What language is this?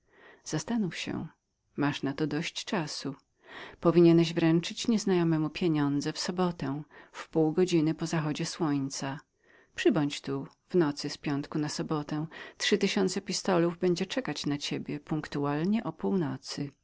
Polish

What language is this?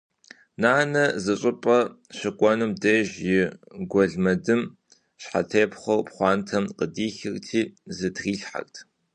Kabardian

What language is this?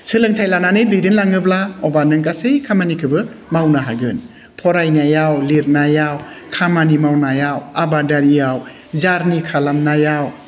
Bodo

